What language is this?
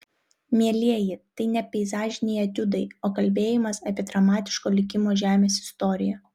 Lithuanian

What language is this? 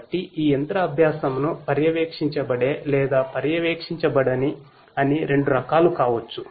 Telugu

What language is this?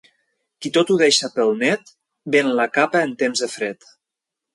Catalan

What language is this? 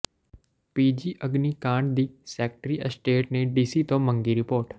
Punjabi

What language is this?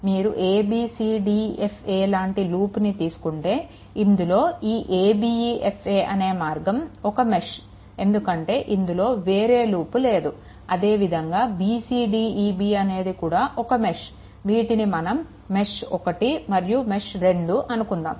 Telugu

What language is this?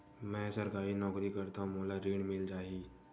Chhattisgarhi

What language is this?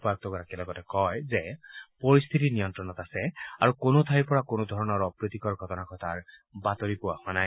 Assamese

